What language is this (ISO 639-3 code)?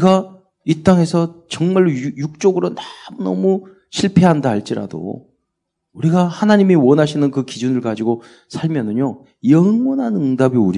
kor